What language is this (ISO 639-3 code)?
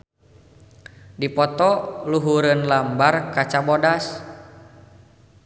sun